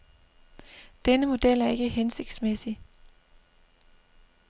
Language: Danish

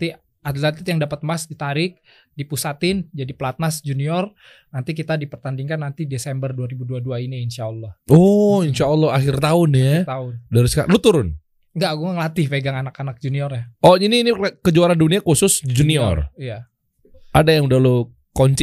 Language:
Indonesian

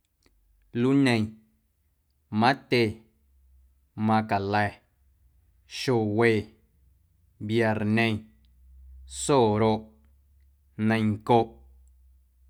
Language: Guerrero Amuzgo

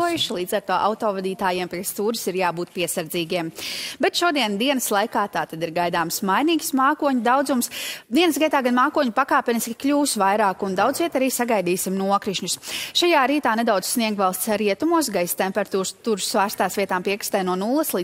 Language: Latvian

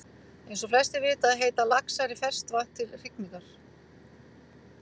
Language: Icelandic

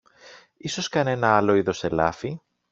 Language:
Greek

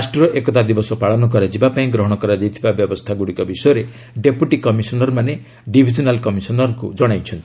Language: Odia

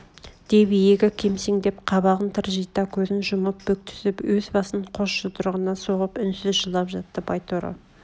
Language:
Kazakh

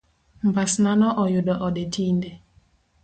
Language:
Luo (Kenya and Tanzania)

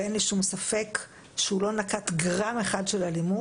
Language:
Hebrew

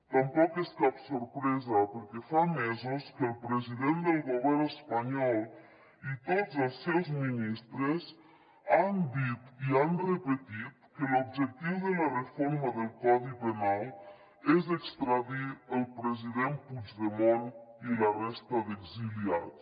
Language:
Catalan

